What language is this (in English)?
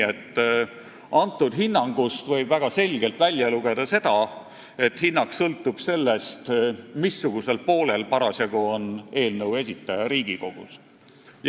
Estonian